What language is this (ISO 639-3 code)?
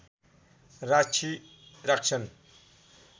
nep